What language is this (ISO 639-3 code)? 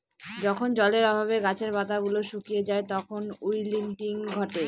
ben